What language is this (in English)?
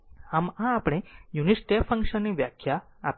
Gujarati